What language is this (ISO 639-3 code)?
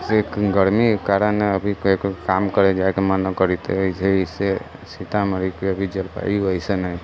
mai